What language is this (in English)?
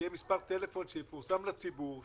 Hebrew